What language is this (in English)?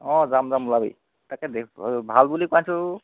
Assamese